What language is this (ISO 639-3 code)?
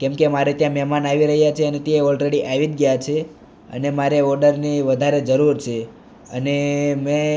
guj